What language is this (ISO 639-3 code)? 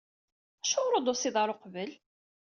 kab